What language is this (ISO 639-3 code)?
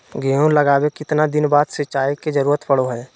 mag